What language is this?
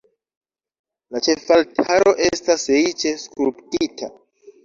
Esperanto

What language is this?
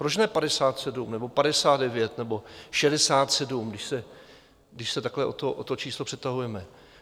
Czech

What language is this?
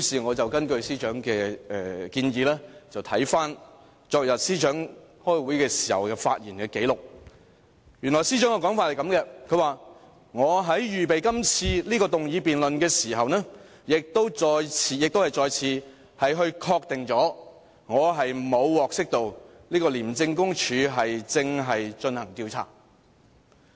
Cantonese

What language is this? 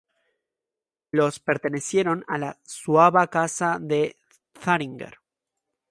Spanish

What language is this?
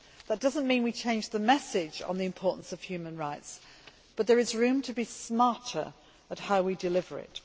English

